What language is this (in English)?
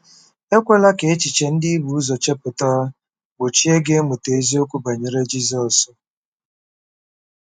Igbo